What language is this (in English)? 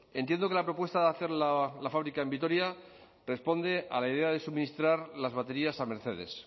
Spanish